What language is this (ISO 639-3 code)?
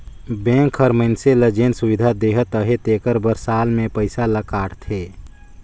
hne